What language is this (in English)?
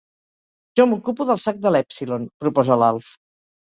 Catalan